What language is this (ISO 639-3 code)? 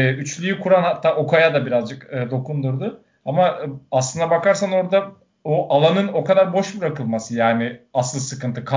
tur